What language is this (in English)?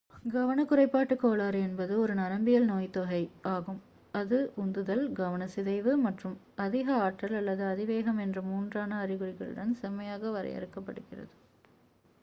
Tamil